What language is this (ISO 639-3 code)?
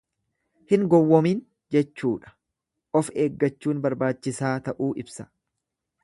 orm